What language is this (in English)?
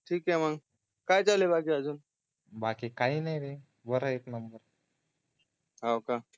Marathi